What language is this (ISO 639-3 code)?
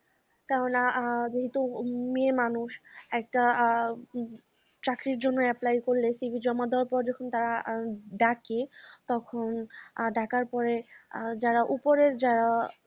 ben